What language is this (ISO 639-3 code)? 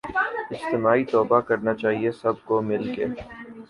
urd